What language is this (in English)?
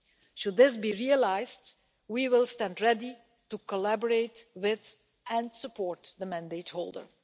English